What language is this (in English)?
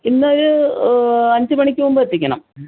Malayalam